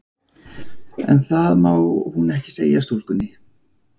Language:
Icelandic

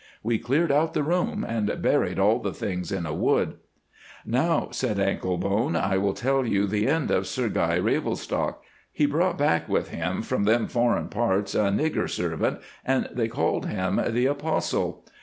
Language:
English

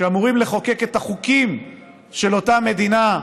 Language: Hebrew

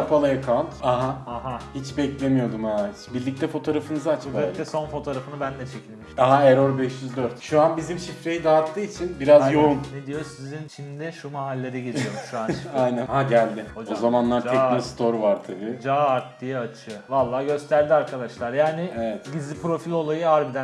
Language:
Turkish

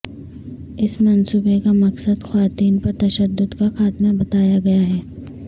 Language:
Urdu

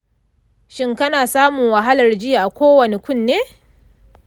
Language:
Hausa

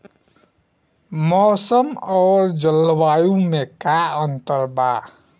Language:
Bhojpuri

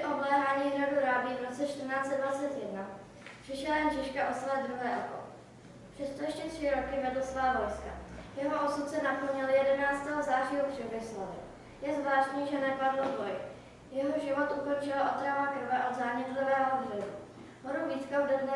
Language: Czech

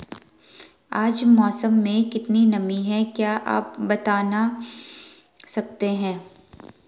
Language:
Hindi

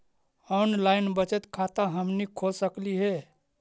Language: Magahi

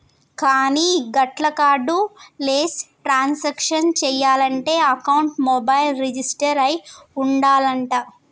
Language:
Telugu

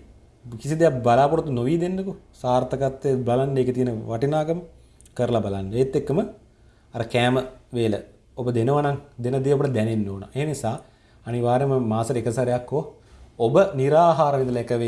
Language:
Indonesian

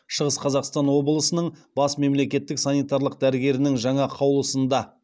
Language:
Kazakh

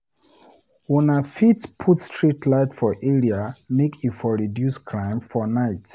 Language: Nigerian Pidgin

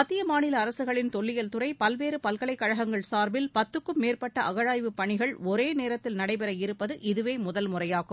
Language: Tamil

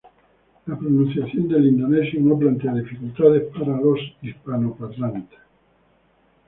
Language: Spanish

